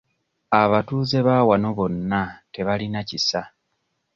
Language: Ganda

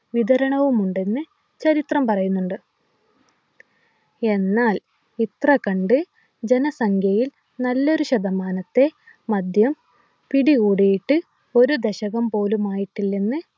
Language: Malayalam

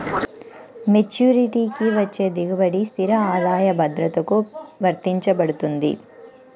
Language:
Telugu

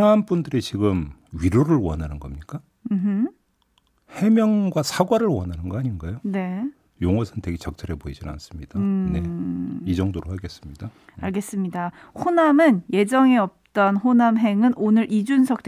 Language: Korean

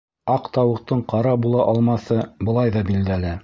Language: Bashkir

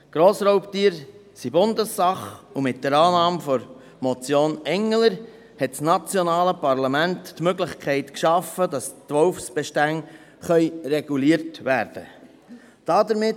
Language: Swiss German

